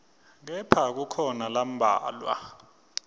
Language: Swati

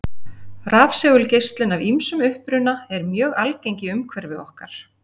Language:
Icelandic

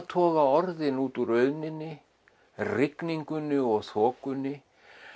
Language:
Icelandic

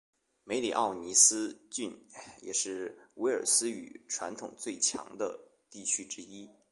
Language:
Chinese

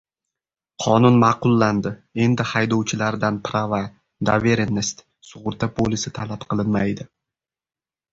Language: Uzbek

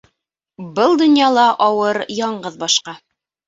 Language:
Bashkir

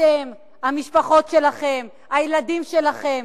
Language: Hebrew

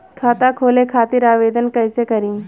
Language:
Bhojpuri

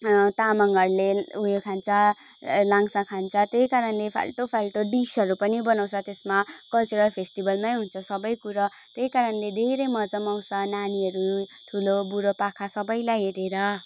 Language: Nepali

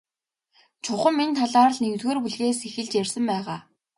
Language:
Mongolian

